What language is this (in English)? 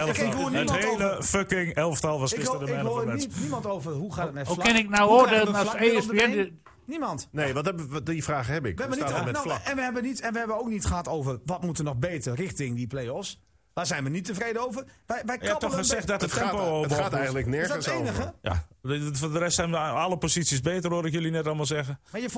Dutch